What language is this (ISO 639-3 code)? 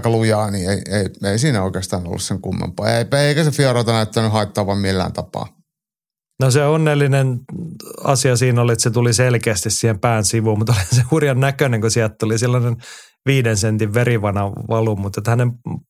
fin